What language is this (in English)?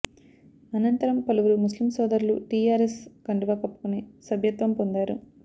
Telugu